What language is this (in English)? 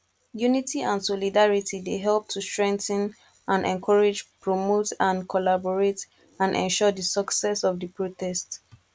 Nigerian Pidgin